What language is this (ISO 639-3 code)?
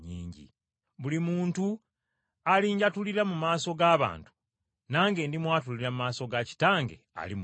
lug